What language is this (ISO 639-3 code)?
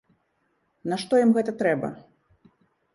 bel